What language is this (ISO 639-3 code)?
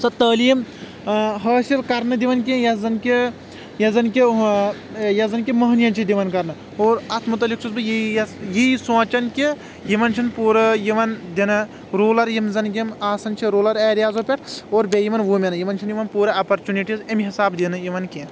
kas